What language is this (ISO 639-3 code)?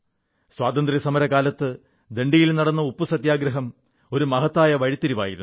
mal